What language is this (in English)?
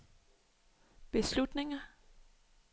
Danish